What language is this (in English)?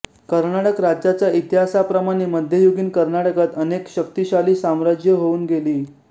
Marathi